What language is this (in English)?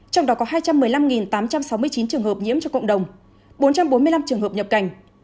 Vietnamese